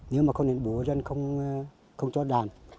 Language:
Vietnamese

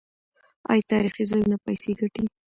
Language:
Pashto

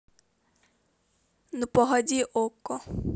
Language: Russian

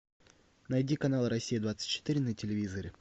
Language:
Russian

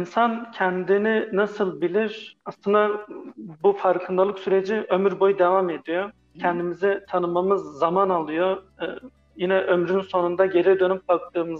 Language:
Turkish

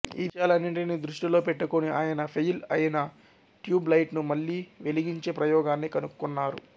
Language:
Telugu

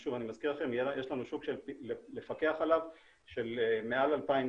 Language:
Hebrew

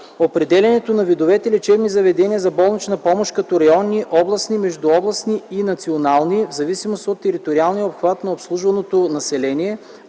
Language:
Bulgarian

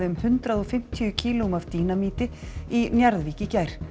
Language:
Icelandic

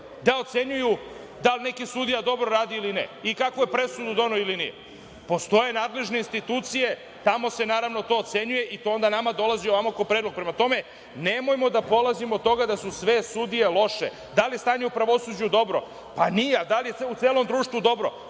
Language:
Serbian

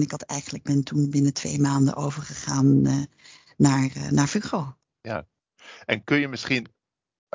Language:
Dutch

